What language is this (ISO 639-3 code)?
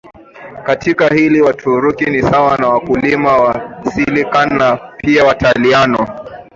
swa